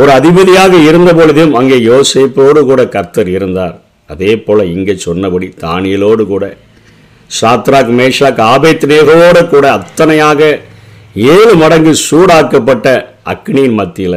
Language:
Tamil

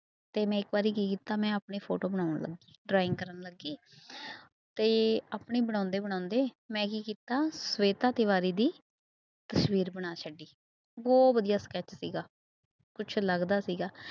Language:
Punjabi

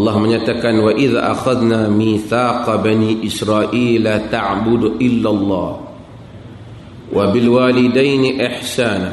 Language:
Malay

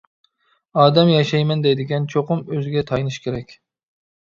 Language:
Uyghur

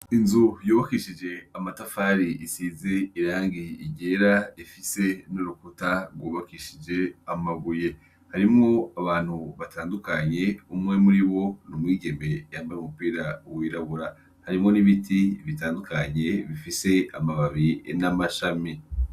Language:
Rundi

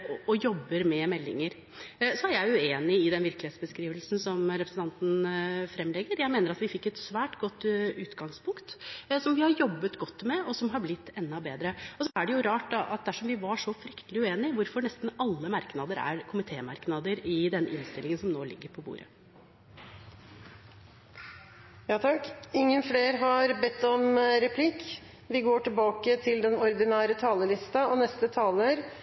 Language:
Norwegian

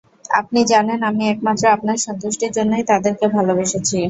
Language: Bangla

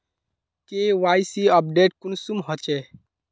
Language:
Magahi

